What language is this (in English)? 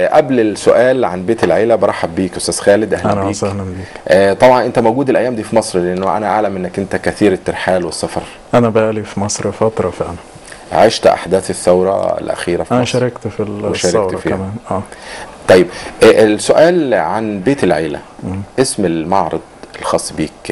Arabic